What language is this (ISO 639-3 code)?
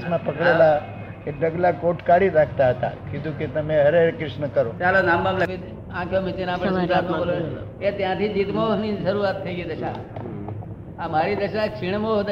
guj